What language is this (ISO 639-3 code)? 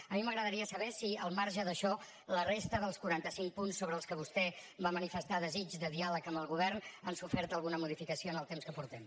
cat